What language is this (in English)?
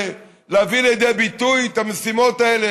Hebrew